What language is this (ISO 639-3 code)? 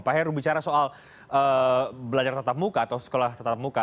ind